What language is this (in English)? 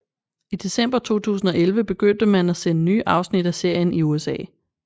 Danish